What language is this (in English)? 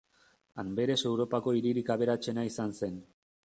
Basque